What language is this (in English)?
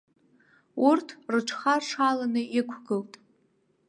Abkhazian